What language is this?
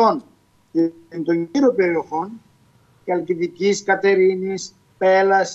Greek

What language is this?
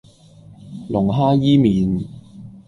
Cantonese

